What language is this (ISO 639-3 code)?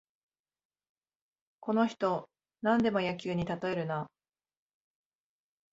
jpn